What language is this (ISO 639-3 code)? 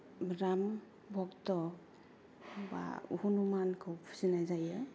brx